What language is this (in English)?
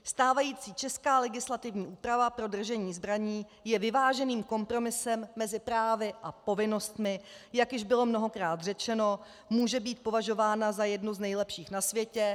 Czech